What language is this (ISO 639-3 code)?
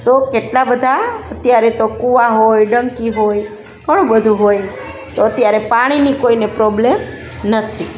guj